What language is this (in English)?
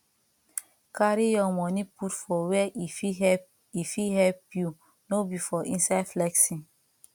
Nigerian Pidgin